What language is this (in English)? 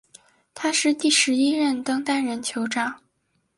Chinese